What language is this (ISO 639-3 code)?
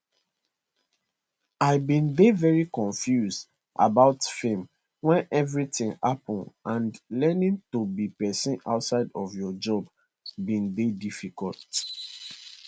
pcm